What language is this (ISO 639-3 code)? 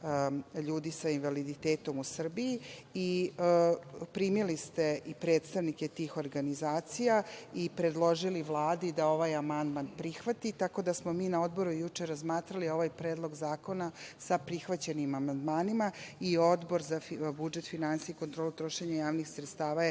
srp